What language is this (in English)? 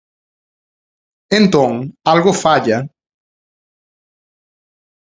Galician